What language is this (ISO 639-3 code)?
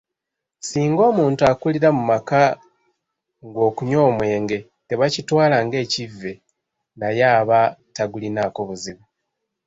lug